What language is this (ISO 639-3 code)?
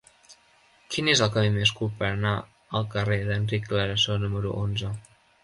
cat